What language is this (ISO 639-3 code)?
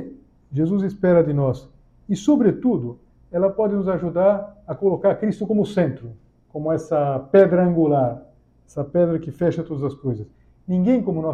por